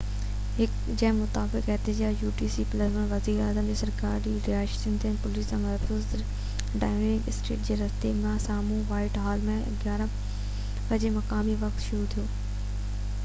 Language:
Sindhi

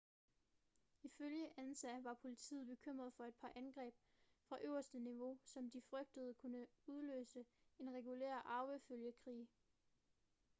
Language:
Danish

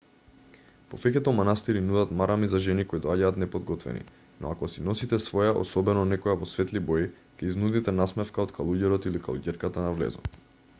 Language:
Macedonian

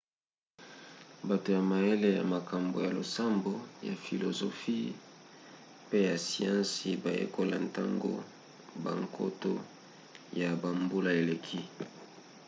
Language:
Lingala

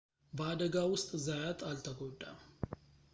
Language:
Amharic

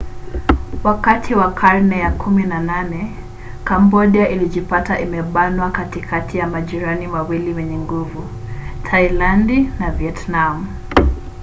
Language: Swahili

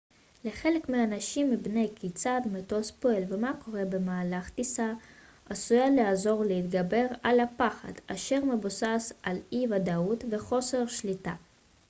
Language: Hebrew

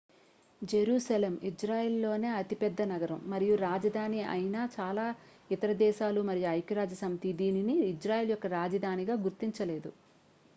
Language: Telugu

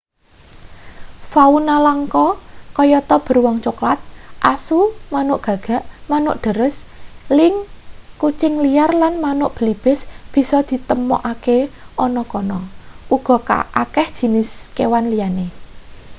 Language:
Javanese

